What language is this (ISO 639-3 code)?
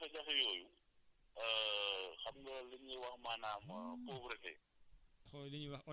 wol